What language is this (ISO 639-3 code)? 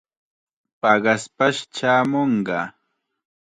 qxa